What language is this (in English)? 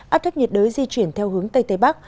Vietnamese